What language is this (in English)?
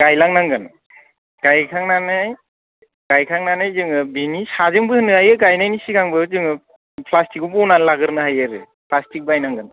Bodo